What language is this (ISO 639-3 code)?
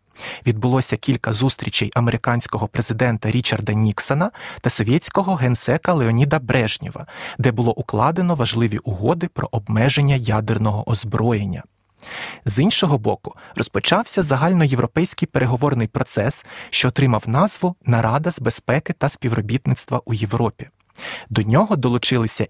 ukr